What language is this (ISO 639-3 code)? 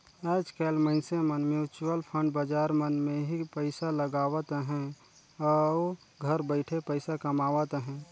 hne